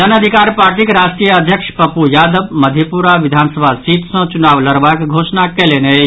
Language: Maithili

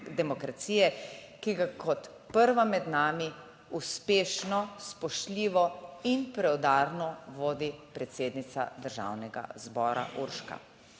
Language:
Slovenian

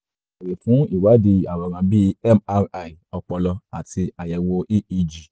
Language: Yoruba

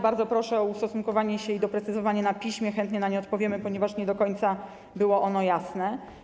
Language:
Polish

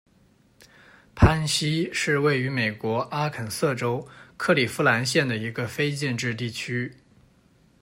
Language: Chinese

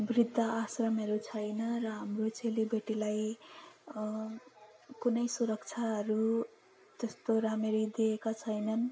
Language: Nepali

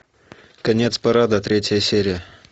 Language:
Russian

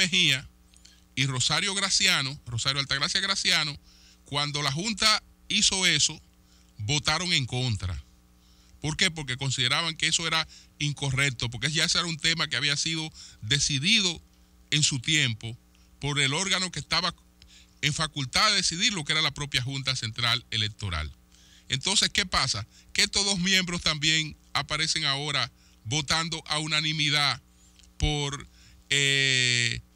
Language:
Spanish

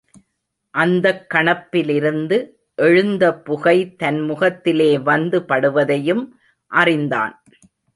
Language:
Tamil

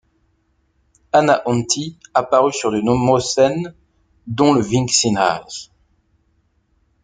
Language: French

